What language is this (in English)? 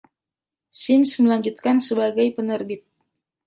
Indonesian